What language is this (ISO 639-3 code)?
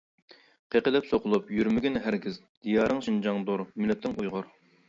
uig